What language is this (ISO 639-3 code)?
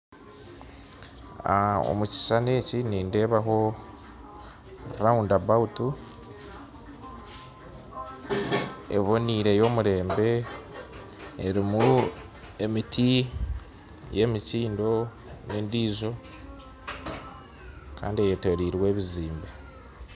nyn